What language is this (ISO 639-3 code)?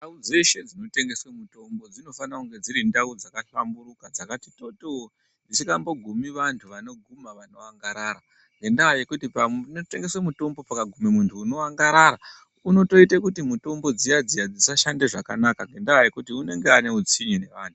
ndc